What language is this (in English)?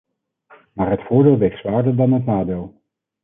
Dutch